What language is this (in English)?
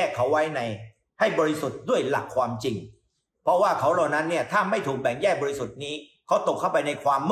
Thai